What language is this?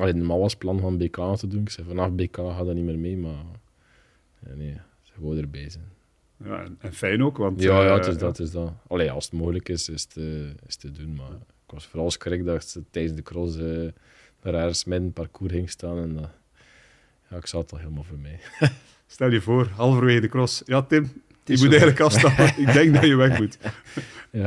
Dutch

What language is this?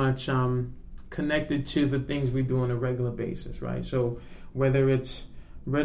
English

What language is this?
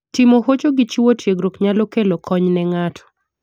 Luo (Kenya and Tanzania)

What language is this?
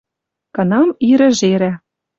Western Mari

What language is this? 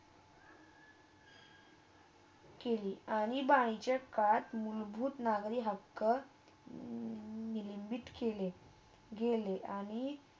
Marathi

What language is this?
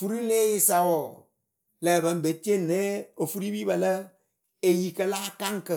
Akebu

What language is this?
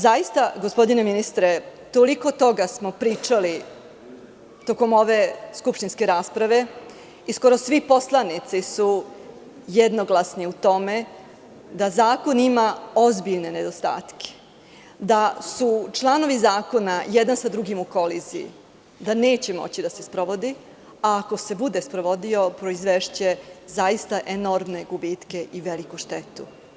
Serbian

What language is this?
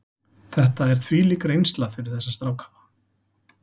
Icelandic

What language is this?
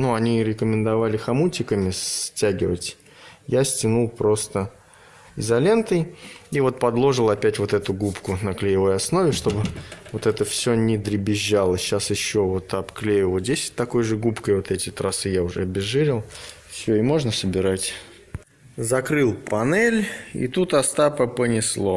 Russian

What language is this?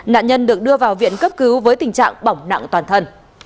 Vietnamese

